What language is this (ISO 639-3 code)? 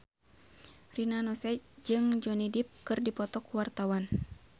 sun